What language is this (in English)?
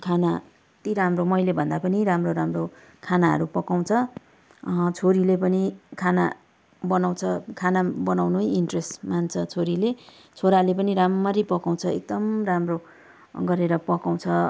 Nepali